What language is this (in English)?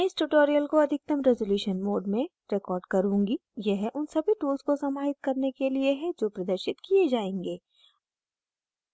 Hindi